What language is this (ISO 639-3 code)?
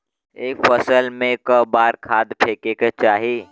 bho